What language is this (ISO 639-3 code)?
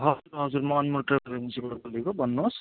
nep